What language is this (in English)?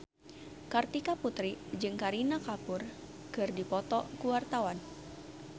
Sundanese